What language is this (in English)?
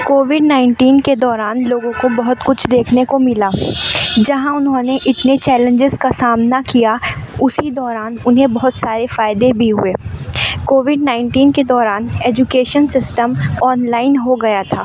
Urdu